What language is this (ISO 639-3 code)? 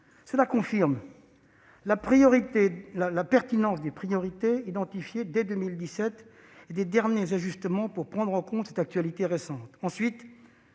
fra